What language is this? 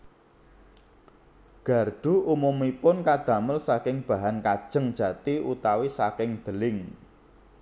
Javanese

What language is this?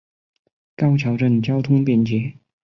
Chinese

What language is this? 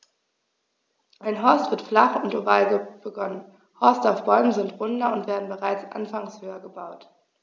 German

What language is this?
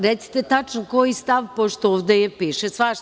Serbian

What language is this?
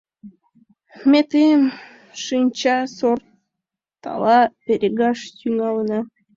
Mari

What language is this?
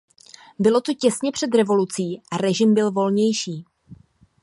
Czech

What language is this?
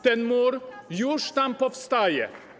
Polish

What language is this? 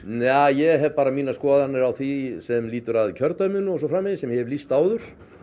Icelandic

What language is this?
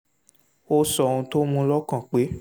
Yoruba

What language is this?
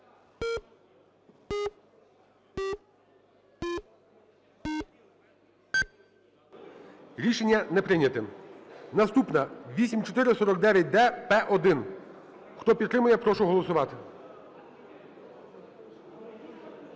Ukrainian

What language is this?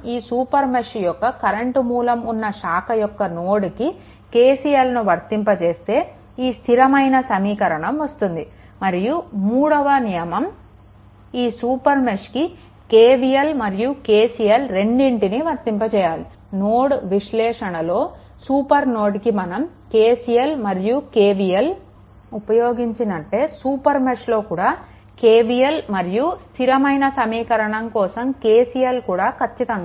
Telugu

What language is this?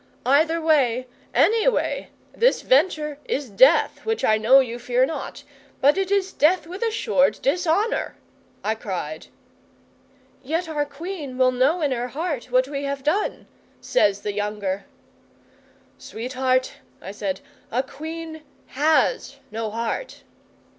English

